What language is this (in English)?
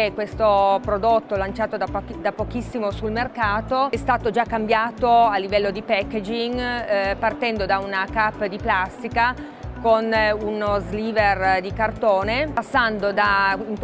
Italian